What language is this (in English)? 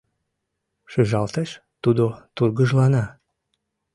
Mari